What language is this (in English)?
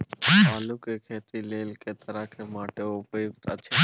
Maithili